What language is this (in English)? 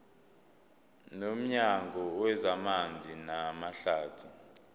Zulu